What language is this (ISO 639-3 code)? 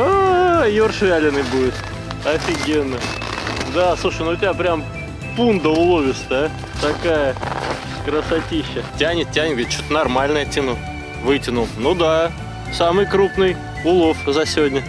rus